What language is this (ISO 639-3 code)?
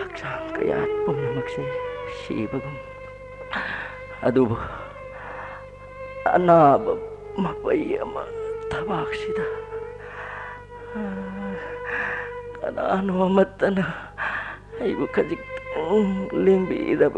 kor